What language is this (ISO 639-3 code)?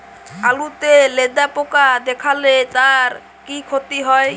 ben